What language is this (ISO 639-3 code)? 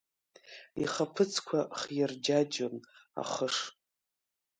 abk